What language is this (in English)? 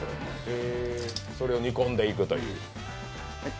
Japanese